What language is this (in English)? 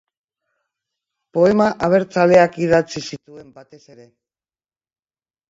Basque